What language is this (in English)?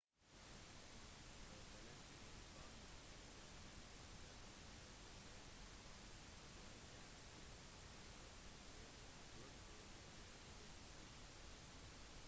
Norwegian Bokmål